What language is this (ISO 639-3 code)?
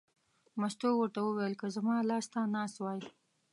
pus